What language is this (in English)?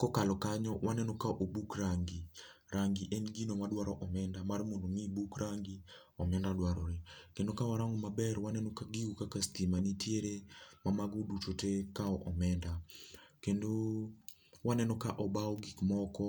Luo (Kenya and Tanzania)